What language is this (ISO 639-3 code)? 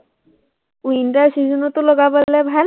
asm